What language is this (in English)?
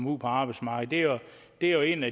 Danish